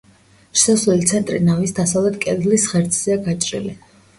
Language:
Georgian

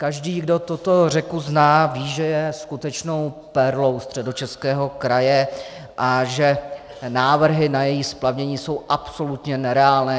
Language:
Czech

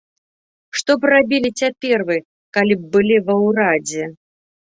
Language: Belarusian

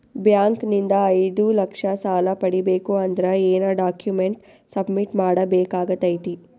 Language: Kannada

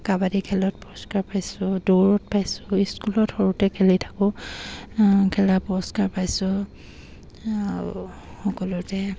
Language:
Assamese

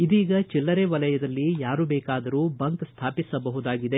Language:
Kannada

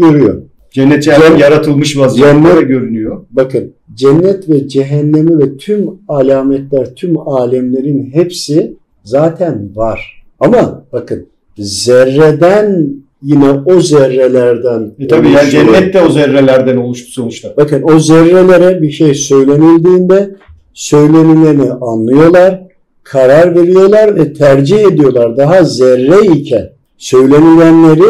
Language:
Turkish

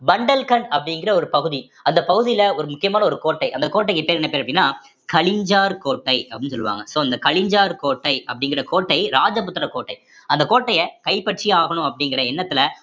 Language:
Tamil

